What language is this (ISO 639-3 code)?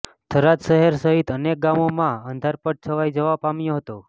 guj